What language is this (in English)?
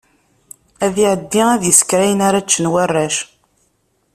Kabyle